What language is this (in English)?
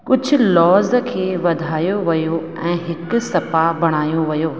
Sindhi